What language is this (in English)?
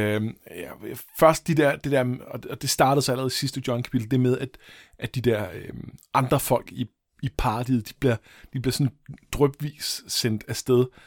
Danish